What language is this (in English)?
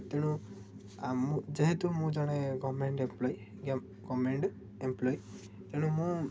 Odia